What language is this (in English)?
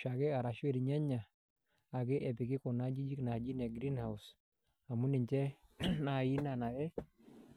Masai